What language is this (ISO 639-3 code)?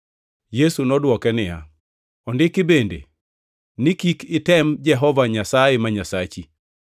luo